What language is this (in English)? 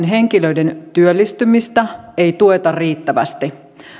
Finnish